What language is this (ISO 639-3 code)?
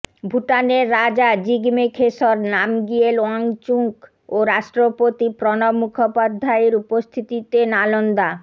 ben